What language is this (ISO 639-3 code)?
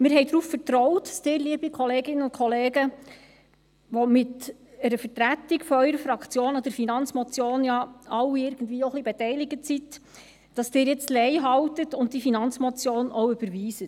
gsw